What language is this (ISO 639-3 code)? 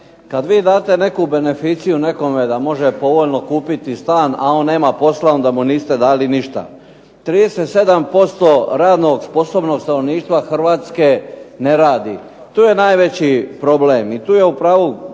hrv